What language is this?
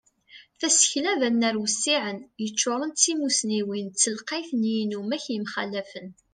Kabyle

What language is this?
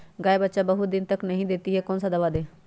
Magahi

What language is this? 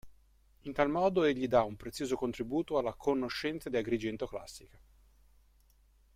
Italian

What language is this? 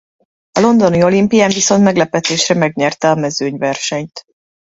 Hungarian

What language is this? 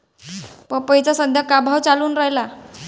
Marathi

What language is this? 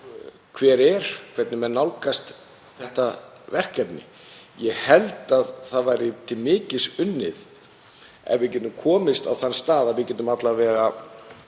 Icelandic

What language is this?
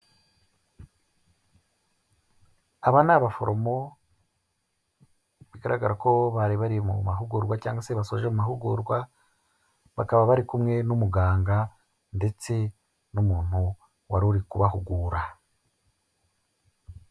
Kinyarwanda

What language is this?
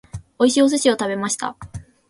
Japanese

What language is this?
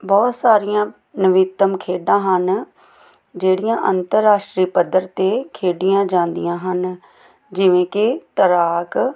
Punjabi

